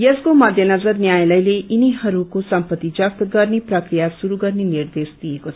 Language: Nepali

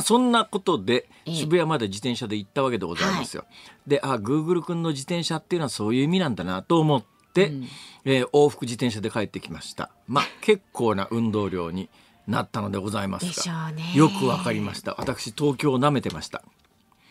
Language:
Japanese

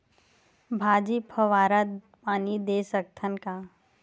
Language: Chhattisgarhi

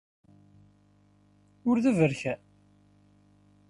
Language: Kabyle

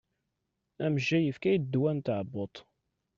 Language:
Kabyle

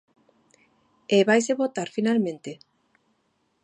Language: Galician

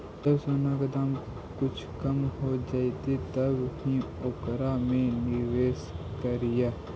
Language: Magahi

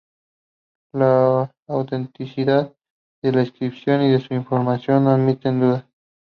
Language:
Spanish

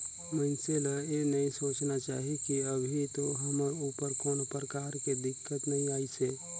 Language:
Chhattisgarhi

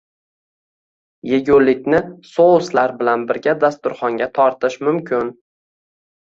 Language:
Uzbek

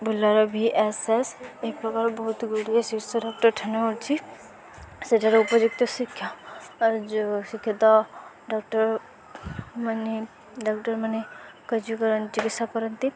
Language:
Odia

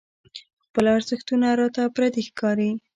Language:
Pashto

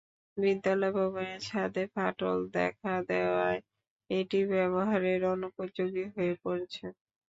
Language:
Bangla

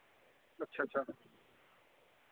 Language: Dogri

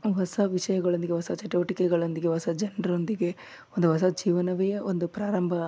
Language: Kannada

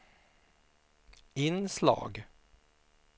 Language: Swedish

